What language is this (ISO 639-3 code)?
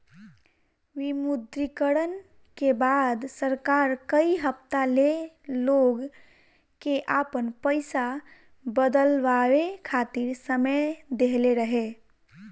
bho